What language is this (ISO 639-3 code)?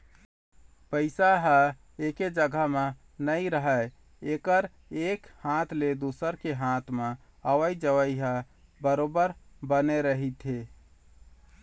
hne